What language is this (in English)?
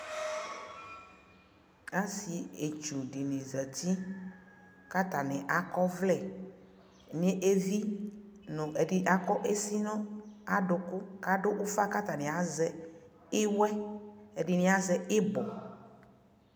Ikposo